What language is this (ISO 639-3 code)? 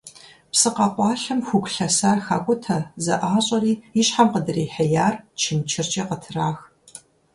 kbd